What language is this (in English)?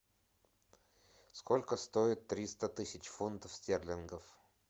Russian